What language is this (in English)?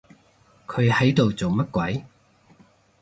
Cantonese